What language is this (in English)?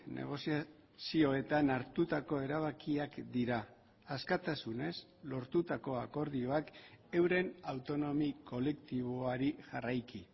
Basque